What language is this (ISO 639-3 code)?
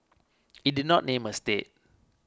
eng